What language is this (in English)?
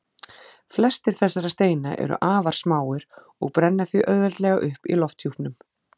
Icelandic